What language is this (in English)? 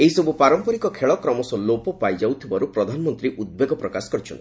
Odia